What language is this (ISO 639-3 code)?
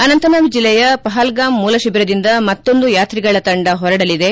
kan